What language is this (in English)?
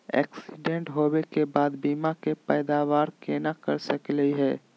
Magahi